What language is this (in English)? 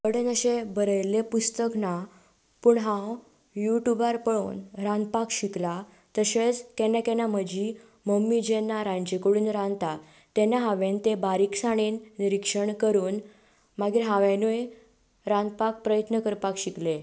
Konkani